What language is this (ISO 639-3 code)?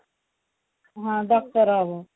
ori